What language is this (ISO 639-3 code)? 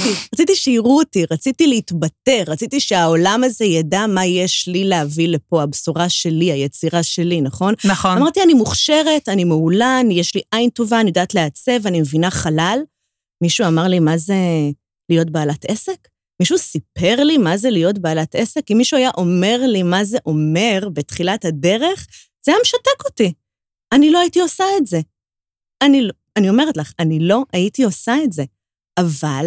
heb